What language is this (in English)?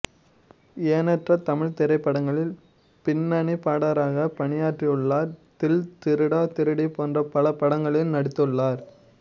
Tamil